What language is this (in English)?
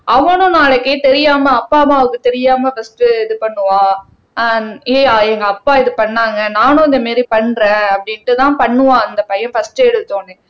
Tamil